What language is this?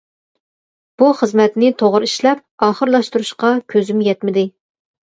Uyghur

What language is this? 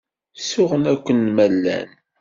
Kabyle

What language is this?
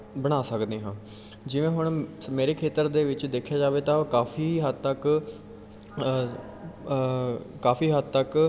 Punjabi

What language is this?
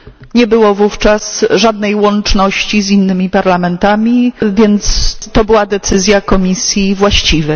Polish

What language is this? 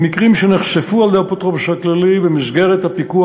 Hebrew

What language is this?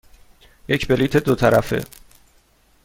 Persian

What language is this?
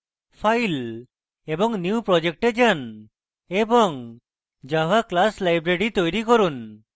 Bangla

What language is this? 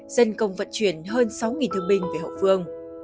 Vietnamese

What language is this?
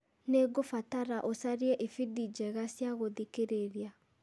Kikuyu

